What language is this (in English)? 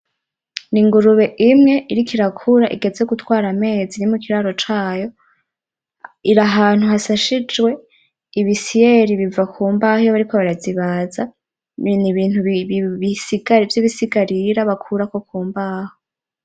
Rundi